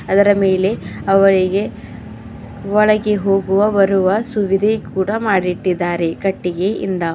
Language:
Kannada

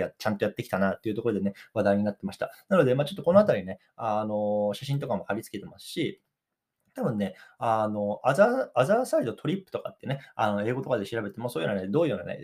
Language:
Japanese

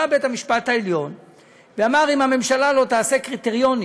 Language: Hebrew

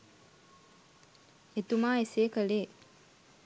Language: Sinhala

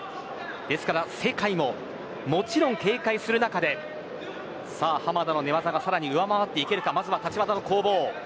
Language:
Japanese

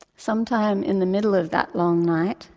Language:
English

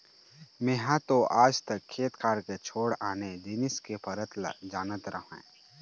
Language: Chhattisgarhi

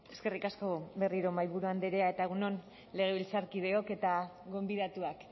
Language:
Basque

